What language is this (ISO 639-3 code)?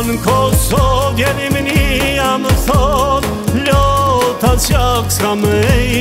ron